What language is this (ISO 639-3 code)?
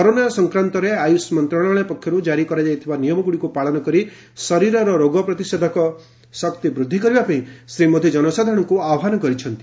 ori